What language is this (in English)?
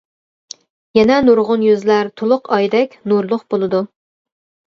Uyghur